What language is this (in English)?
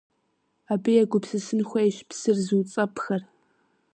Kabardian